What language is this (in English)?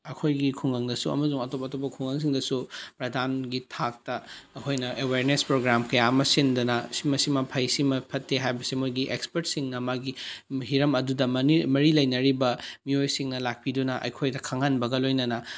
Manipuri